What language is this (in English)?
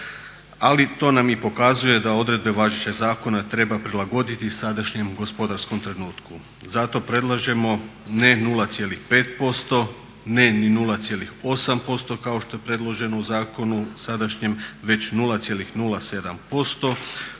Croatian